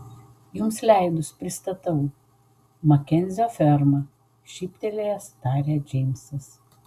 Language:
Lithuanian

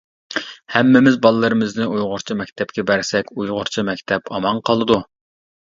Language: Uyghur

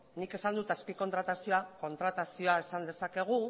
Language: Basque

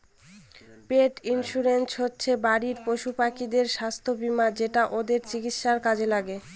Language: Bangla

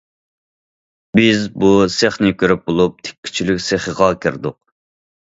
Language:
Uyghur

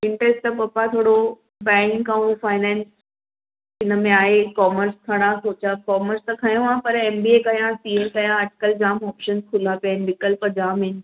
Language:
Sindhi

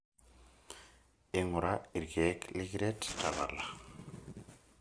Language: Masai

